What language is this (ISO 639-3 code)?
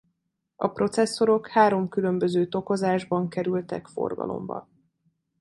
hun